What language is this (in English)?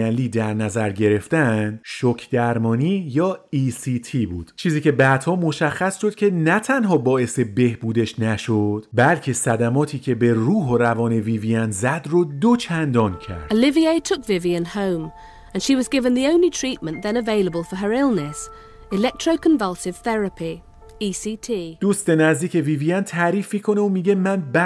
Persian